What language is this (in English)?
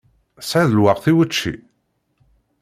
Kabyle